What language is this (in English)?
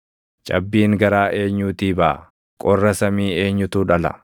Oromo